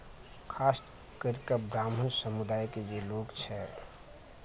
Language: Maithili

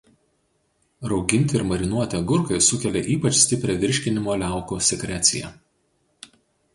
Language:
Lithuanian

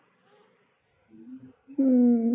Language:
Assamese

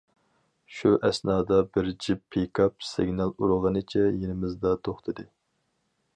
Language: Uyghur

